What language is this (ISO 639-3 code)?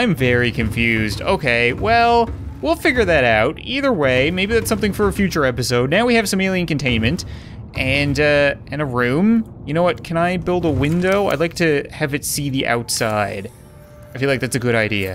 eng